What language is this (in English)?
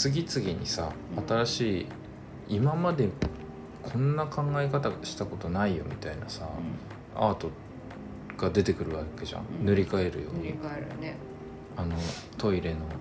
Japanese